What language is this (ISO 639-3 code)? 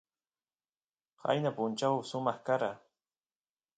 qus